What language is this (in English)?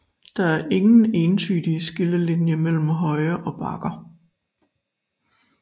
Danish